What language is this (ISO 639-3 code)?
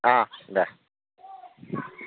brx